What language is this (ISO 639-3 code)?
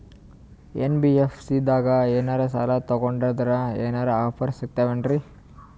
kan